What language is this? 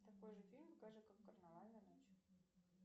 Russian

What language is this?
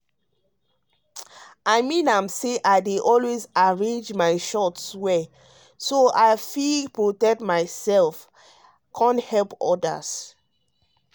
Nigerian Pidgin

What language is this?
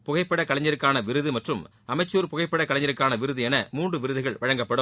Tamil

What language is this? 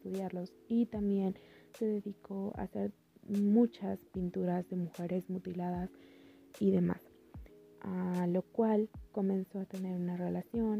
Spanish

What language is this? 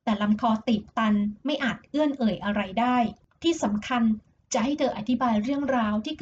Thai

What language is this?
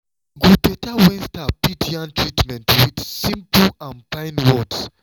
Nigerian Pidgin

